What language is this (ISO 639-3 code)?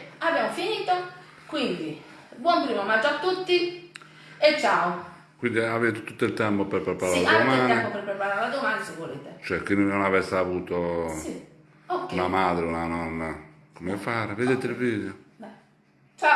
ita